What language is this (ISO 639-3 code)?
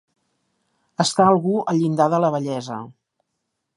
cat